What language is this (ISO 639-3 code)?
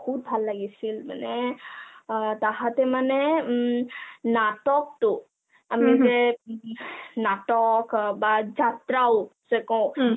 asm